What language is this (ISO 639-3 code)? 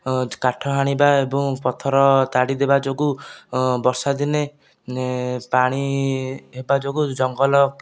ori